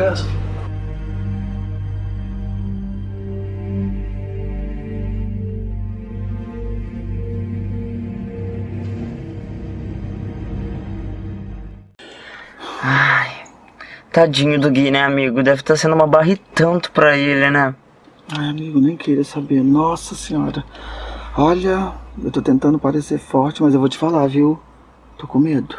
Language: Portuguese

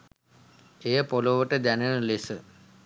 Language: Sinhala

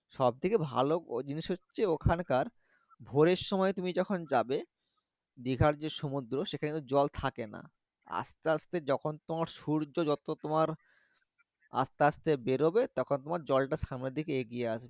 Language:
Bangla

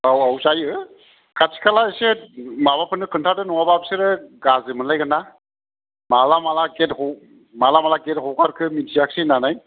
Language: Bodo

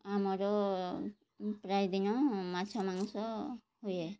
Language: Odia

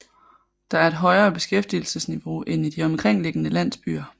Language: Danish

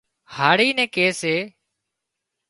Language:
Wadiyara Koli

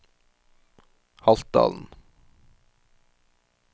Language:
Norwegian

